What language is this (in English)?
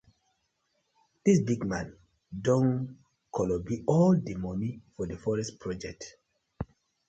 Nigerian Pidgin